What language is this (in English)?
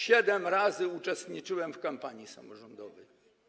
Polish